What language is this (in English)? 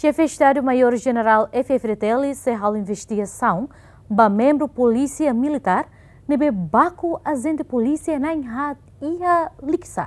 Indonesian